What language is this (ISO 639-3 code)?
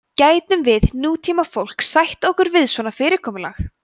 isl